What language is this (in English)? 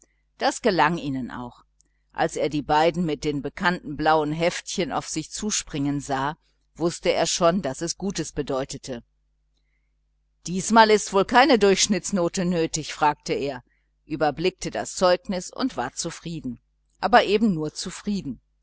German